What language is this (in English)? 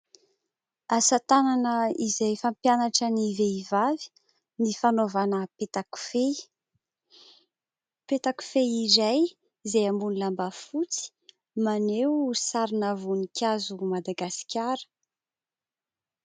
Malagasy